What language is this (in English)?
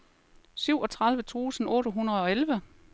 Danish